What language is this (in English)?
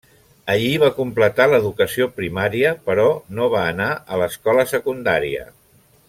Catalan